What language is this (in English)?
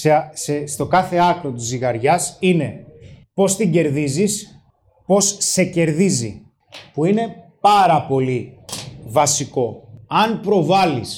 Greek